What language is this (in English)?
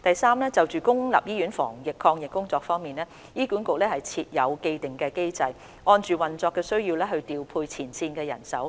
Cantonese